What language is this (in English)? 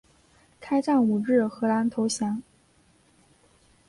Chinese